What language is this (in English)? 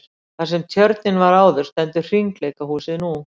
Icelandic